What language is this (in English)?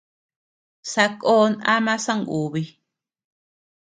Tepeuxila Cuicatec